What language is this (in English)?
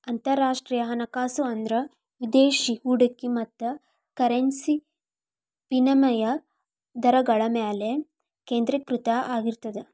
Kannada